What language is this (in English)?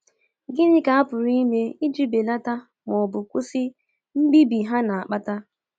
Igbo